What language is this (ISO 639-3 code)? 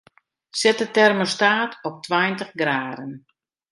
fry